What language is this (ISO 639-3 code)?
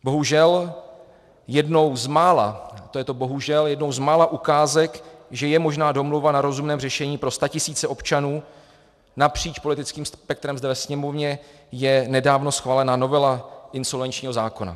ces